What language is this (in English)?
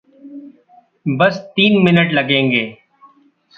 Hindi